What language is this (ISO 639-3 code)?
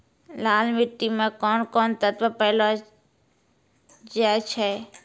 mai